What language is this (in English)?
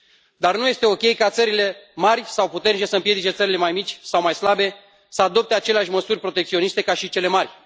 Romanian